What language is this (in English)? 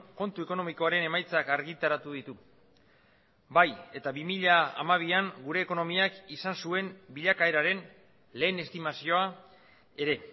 Basque